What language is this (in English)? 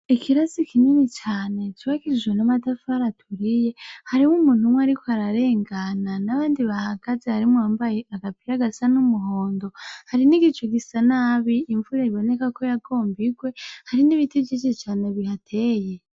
Rundi